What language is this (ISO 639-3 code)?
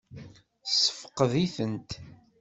kab